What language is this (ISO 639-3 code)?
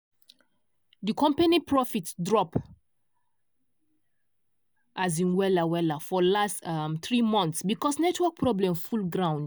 pcm